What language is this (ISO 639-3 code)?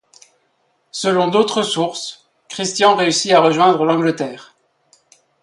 fra